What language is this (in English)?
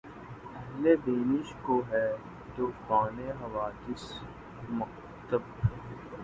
Urdu